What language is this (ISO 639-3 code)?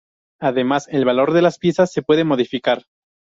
spa